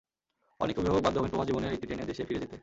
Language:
Bangla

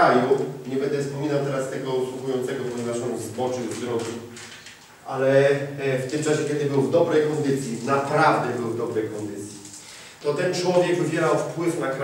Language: Polish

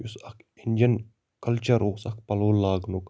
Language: Kashmiri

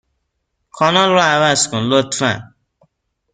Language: Persian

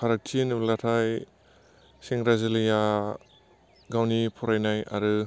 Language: Bodo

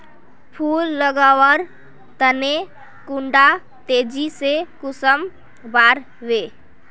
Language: Magahi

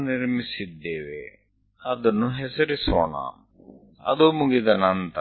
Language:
Gujarati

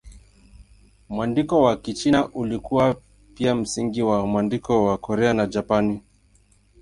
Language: Swahili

